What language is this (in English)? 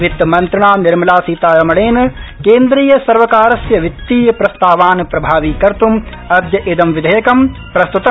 Sanskrit